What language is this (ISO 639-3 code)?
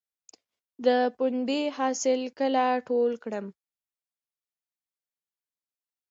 pus